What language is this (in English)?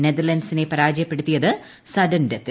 Malayalam